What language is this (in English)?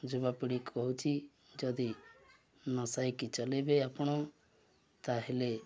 Odia